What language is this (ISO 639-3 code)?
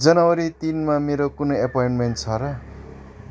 nep